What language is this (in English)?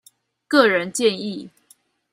Chinese